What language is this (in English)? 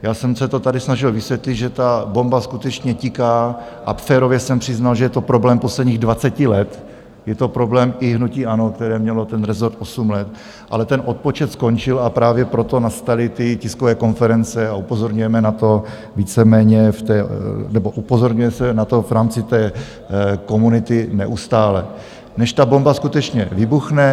Czech